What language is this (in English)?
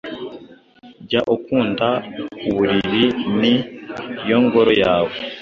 Kinyarwanda